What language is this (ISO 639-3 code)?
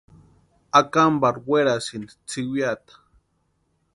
pua